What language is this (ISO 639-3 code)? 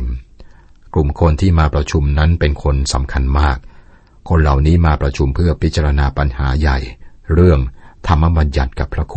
tha